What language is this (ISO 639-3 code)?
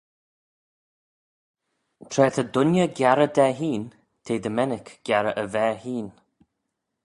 glv